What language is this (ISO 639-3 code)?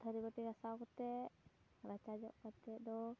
sat